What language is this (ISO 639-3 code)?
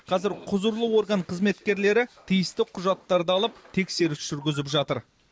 kaz